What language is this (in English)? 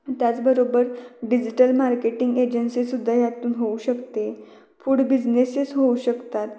Marathi